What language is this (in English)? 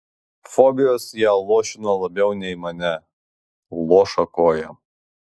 Lithuanian